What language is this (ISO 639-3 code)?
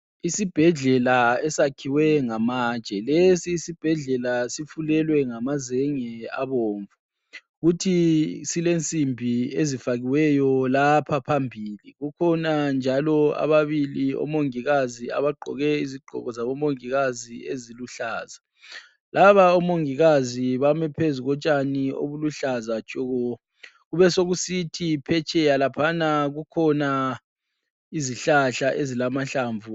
nde